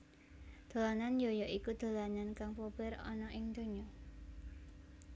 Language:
Javanese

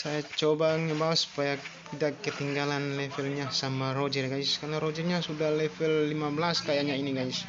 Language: Indonesian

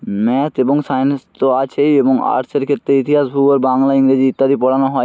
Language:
Bangla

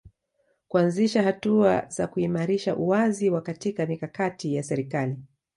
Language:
Swahili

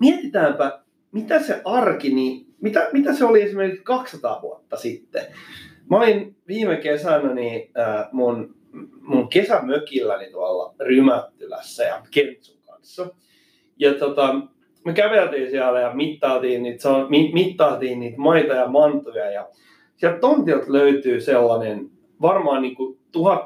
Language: Finnish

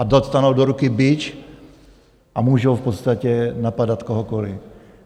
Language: Czech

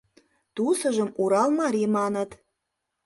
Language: Mari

